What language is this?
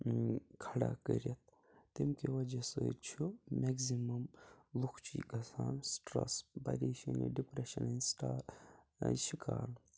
Kashmiri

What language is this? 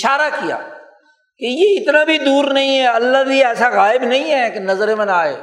Urdu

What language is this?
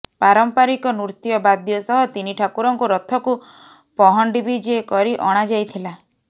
Odia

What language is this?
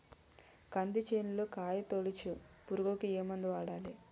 Telugu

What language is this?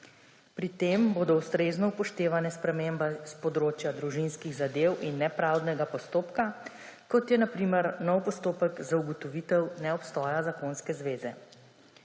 Slovenian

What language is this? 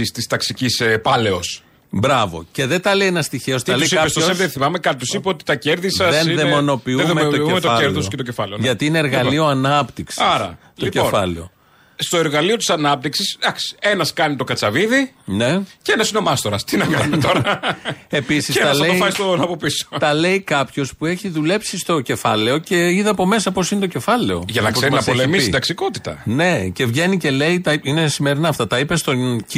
Greek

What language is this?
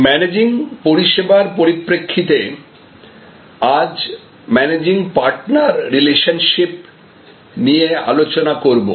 Bangla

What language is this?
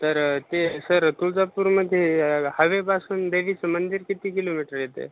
Marathi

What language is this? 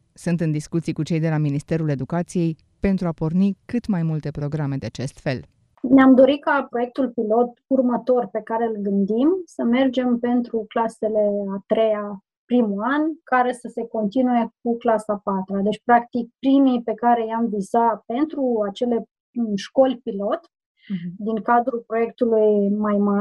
Romanian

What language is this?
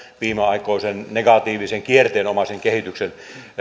Finnish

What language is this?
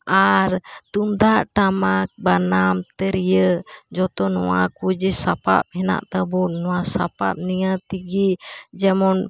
Santali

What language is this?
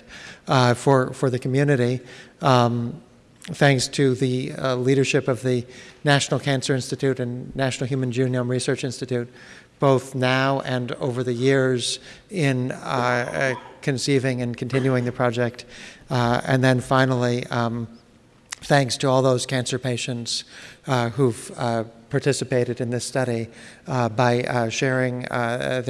English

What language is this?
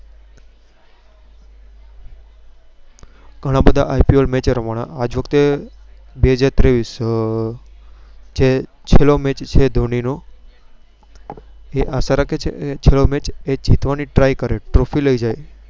Gujarati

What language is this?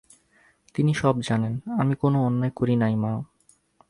Bangla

